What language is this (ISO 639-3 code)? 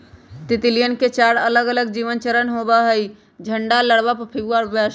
mag